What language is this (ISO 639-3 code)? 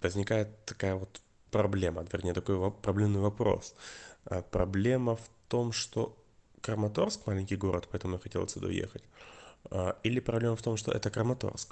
rus